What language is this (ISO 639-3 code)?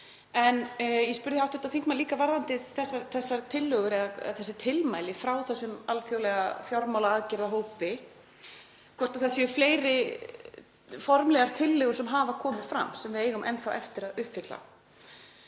isl